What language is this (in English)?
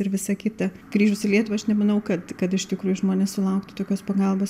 Lithuanian